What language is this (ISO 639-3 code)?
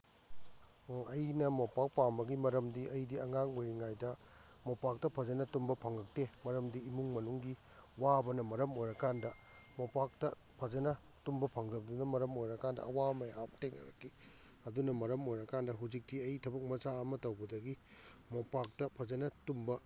mni